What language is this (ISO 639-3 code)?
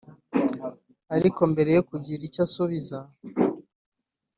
kin